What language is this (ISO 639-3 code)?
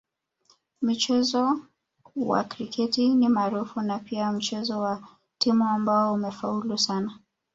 swa